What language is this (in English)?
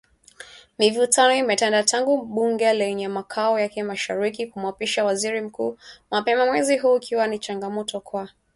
Swahili